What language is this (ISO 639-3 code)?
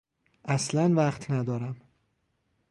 fas